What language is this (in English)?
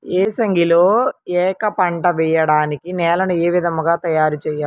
Telugu